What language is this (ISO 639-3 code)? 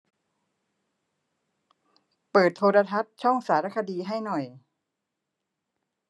tha